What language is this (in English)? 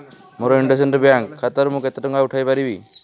Odia